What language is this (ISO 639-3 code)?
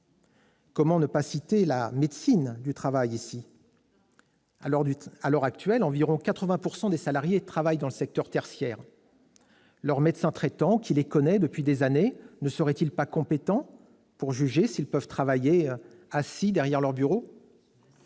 fra